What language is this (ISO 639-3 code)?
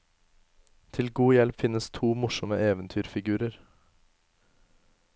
nor